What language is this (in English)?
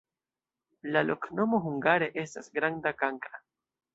Esperanto